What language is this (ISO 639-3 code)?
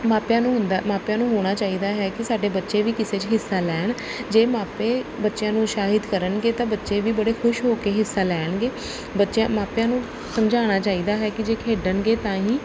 pan